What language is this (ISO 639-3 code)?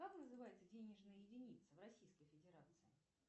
rus